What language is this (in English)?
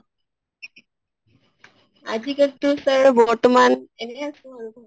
Assamese